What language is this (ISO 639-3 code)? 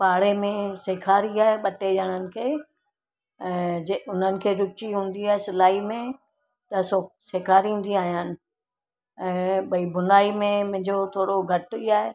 snd